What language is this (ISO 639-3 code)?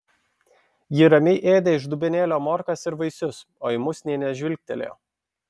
lit